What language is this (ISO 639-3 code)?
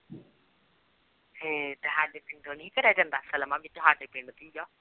pan